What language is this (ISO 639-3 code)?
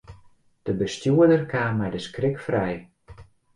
fry